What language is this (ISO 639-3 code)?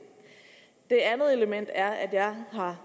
dan